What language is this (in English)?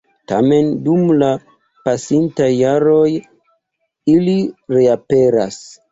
Esperanto